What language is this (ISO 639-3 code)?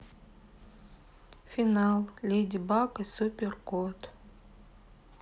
rus